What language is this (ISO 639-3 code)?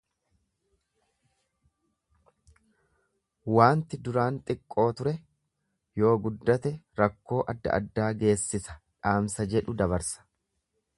orm